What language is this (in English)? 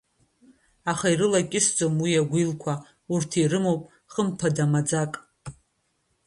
Abkhazian